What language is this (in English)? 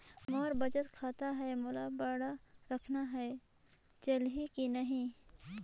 Chhattisgarhi